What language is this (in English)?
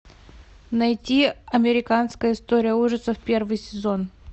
Russian